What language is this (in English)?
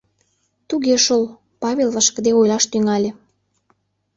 Mari